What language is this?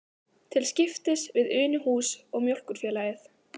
Icelandic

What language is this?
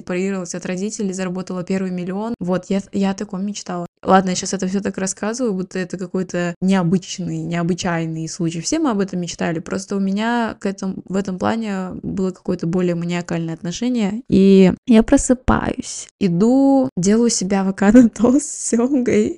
Russian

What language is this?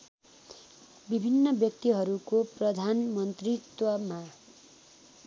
Nepali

